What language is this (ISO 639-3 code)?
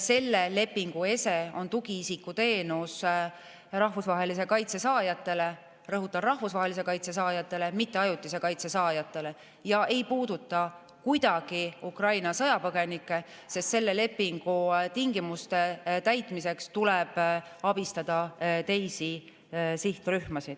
est